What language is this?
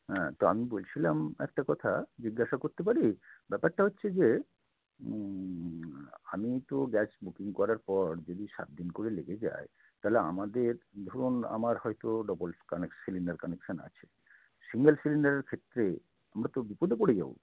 Bangla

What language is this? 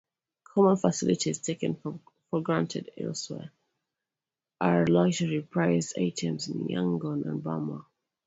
English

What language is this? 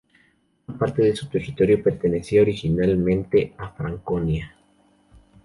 Spanish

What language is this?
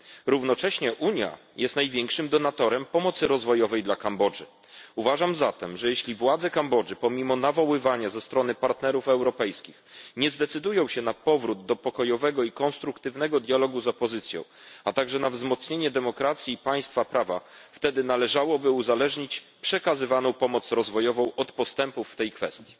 Polish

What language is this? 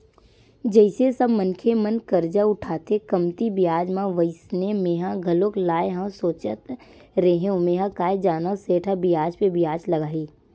Chhattisgarhi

